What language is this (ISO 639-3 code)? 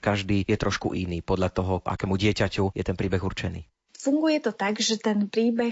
slk